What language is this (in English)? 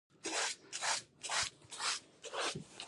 Pashto